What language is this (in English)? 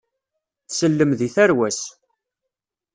Kabyle